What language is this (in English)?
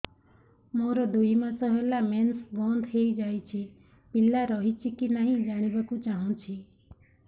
Odia